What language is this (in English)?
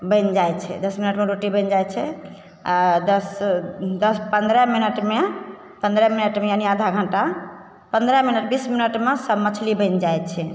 Maithili